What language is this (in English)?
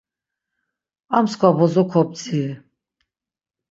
Laz